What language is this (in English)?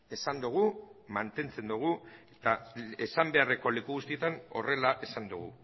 Basque